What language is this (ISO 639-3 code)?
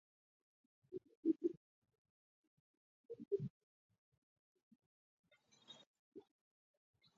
zho